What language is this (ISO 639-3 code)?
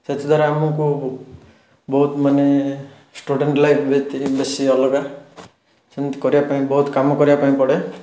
ori